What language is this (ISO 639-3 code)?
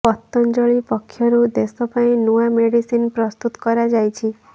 ori